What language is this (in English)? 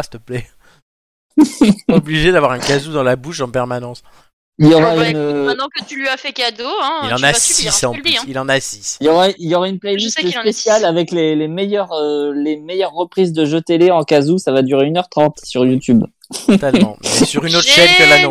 French